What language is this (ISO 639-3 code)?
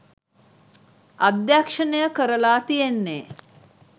sin